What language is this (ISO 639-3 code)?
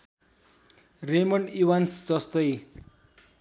nep